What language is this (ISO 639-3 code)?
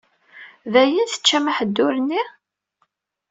kab